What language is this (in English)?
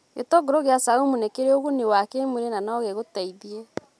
Kikuyu